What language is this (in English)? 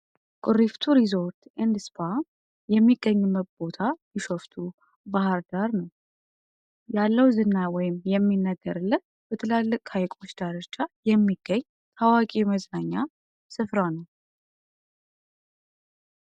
Amharic